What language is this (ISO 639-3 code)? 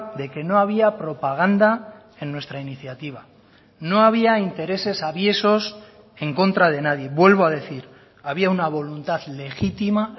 spa